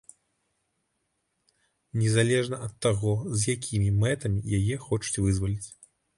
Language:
Belarusian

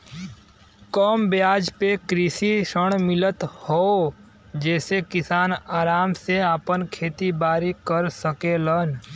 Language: Bhojpuri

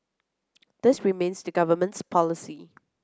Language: English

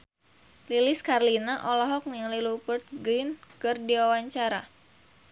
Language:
Sundanese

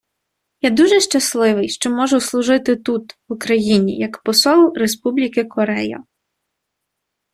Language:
Ukrainian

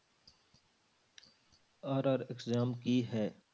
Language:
Punjabi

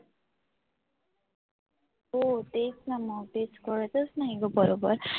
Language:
Marathi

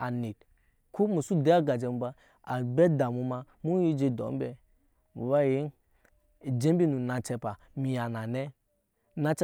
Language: Nyankpa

